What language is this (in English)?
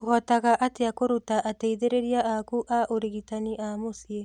Kikuyu